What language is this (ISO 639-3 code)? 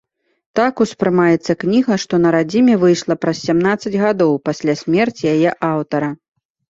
bel